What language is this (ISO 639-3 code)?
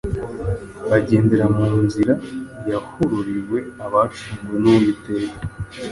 kin